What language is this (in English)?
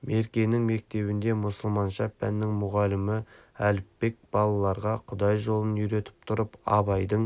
Kazakh